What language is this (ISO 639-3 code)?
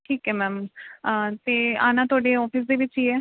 pan